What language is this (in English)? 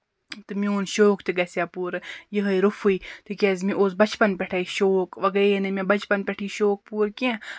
Kashmiri